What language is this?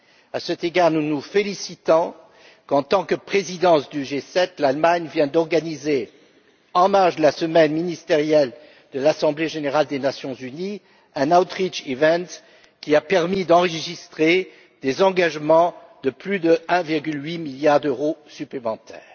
French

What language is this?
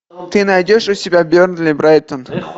Russian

